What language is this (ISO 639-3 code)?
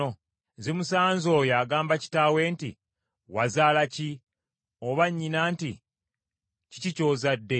lug